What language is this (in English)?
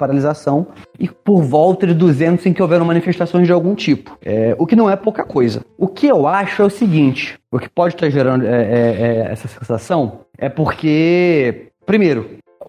Portuguese